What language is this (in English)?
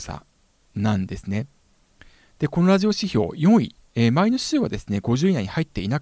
Japanese